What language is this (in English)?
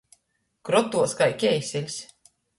Latgalian